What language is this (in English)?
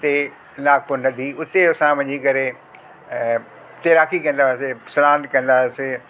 Sindhi